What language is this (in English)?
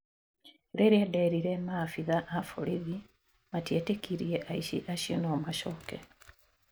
Kikuyu